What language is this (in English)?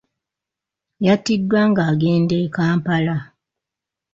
Ganda